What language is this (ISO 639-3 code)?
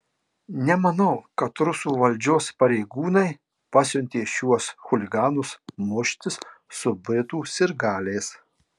lit